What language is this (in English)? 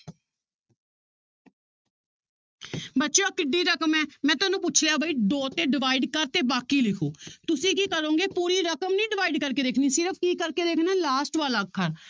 Punjabi